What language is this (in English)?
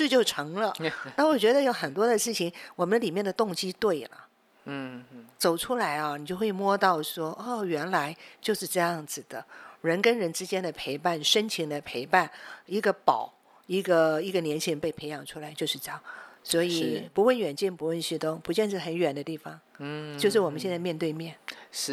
Chinese